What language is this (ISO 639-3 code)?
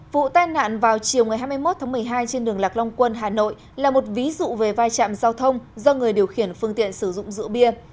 vie